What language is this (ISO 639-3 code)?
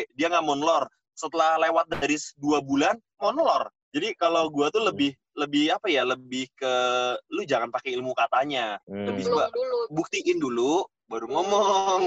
ind